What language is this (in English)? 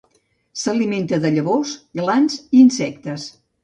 Catalan